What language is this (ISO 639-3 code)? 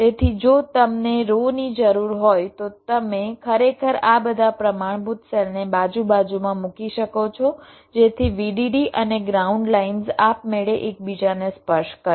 guj